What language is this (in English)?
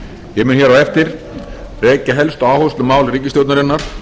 Icelandic